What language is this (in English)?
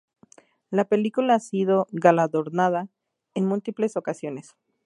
Spanish